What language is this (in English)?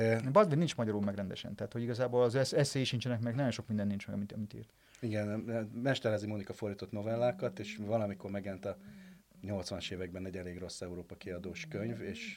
Hungarian